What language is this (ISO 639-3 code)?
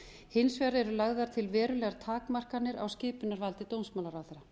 isl